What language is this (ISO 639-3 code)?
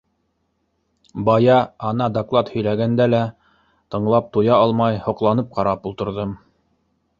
bak